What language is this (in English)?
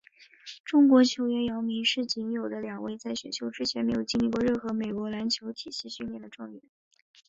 Chinese